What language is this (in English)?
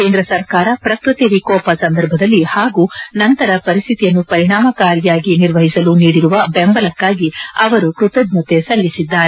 Kannada